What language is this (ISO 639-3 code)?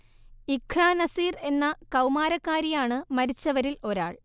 mal